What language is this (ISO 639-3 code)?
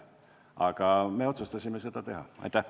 est